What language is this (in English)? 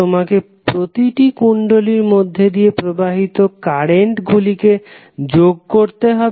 Bangla